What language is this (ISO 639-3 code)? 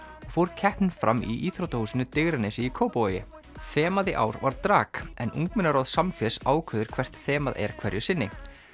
isl